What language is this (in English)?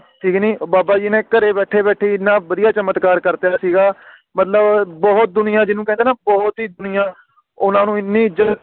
Punjabi